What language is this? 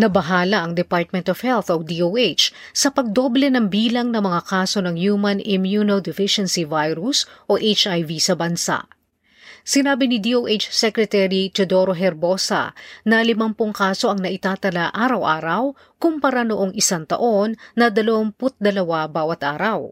Filipino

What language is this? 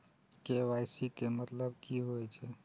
Maithili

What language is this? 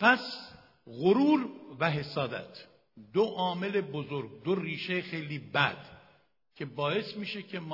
Persian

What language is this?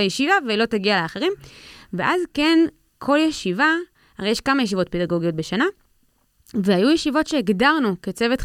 Hebrew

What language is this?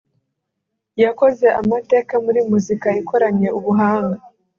Kinyarwanda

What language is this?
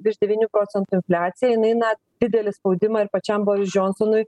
Lithuanian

